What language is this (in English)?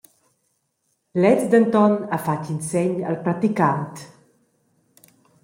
Romansh